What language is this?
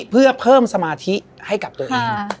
Thai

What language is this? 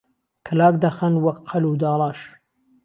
Central Kurdish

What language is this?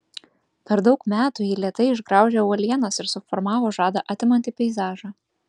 Lithuanian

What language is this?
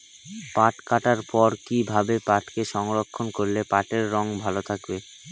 Bangla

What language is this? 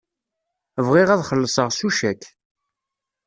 Kabyle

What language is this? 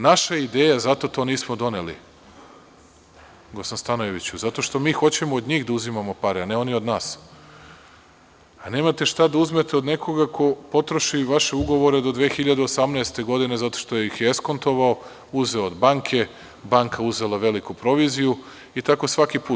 Serbian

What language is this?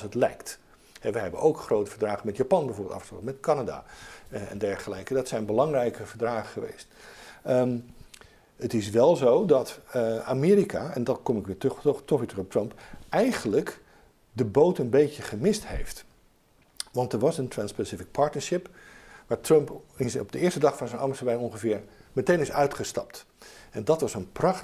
Dutch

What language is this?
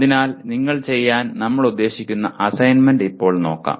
Malayalam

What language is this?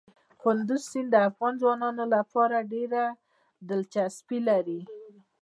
Pashto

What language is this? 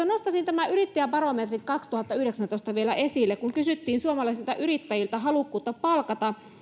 Finnish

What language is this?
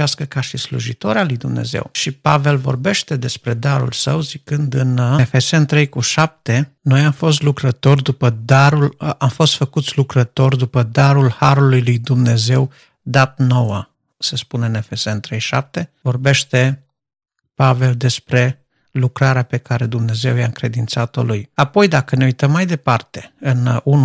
Romanian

